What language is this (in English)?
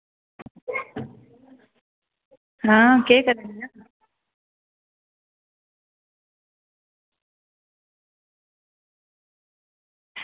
Dogri